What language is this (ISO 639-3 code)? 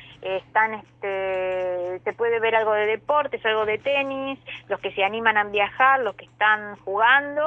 spa